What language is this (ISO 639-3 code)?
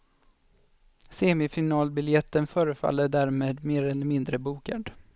swe